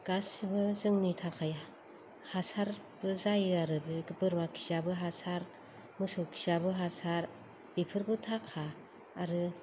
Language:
Bodo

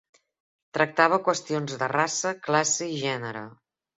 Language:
Catalan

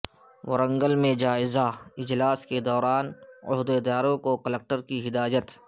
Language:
Urdu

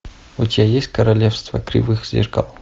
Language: Russian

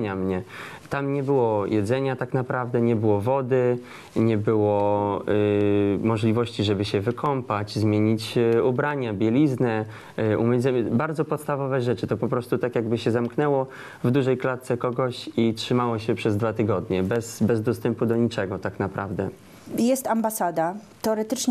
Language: Polish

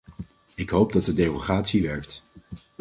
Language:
Dutch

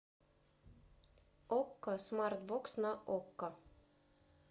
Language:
Russian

